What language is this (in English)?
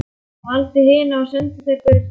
Icelandic